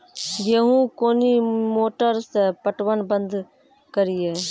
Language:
Maithili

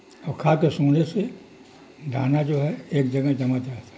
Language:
Urdu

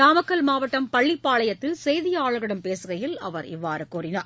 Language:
Tamil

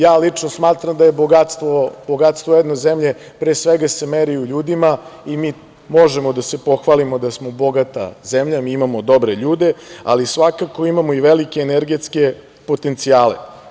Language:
Serbian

